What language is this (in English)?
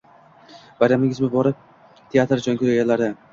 Uzbek